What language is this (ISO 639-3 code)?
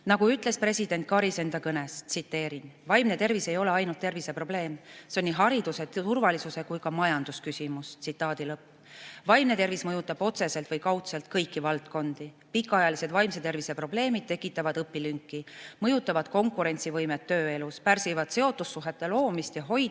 est